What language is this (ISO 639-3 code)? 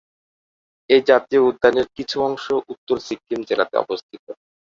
ben